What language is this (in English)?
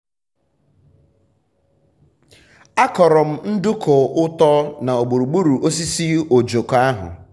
Igbo